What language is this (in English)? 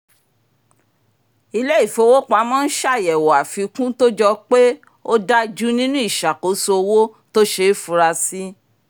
Yoruba